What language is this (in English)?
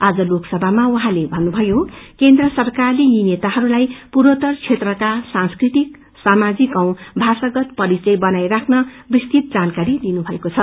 Nepali